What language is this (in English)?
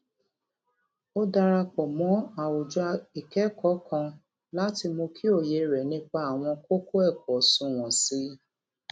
Yoruba